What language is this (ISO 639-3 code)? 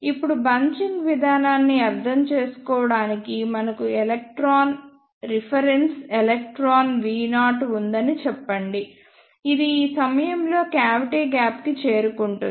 tel